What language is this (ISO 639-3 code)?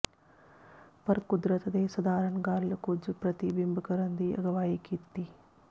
pan